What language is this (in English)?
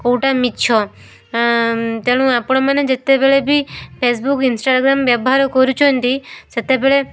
Odia